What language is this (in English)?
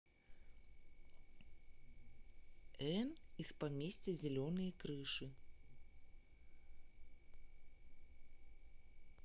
Russian